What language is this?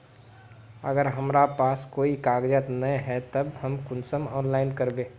Magahi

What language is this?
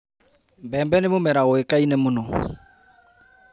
Kikuyu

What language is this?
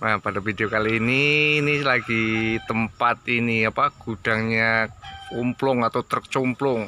Indonesian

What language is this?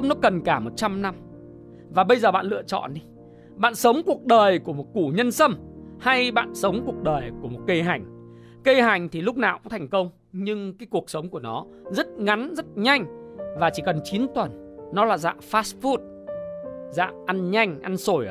Vietnamese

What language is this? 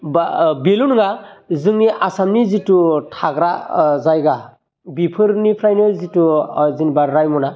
Bodo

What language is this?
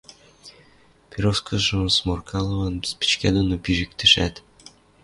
Western Mari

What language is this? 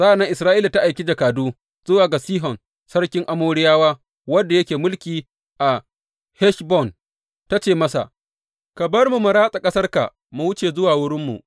Hausa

